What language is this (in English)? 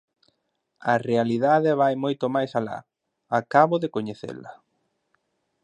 Galician